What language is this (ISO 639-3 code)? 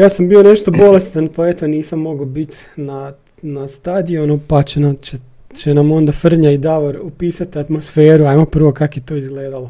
hrv